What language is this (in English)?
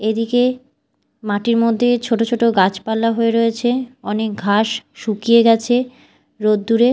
Bangla